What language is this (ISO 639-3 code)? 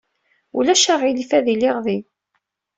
kab